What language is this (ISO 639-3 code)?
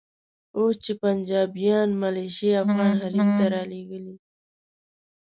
pus